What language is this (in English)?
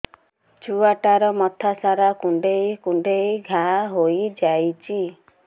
Odia